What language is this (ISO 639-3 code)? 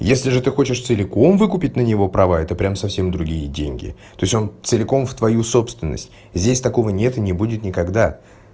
rus